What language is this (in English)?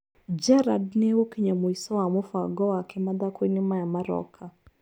Kikuyu